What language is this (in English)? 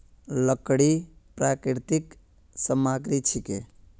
Magahi